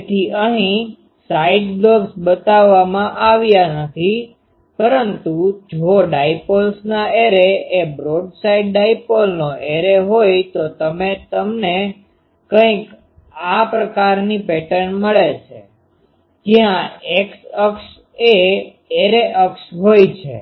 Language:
Gujarati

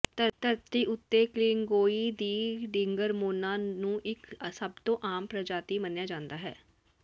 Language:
Punjabi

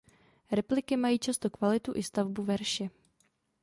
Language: Czech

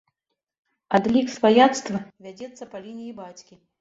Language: Belarusian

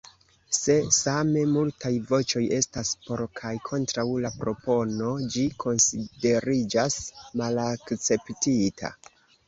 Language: Esperanto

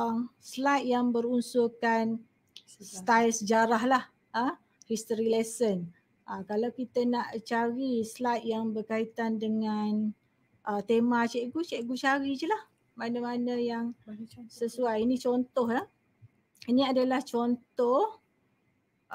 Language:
Malay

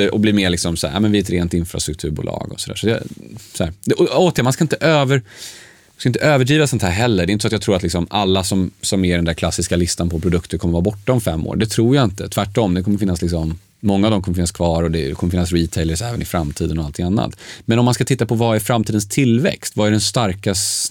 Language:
Swedish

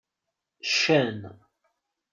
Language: Kabyle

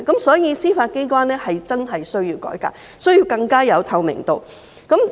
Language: Cantonese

